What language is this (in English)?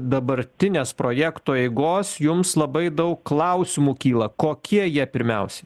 Lithuanian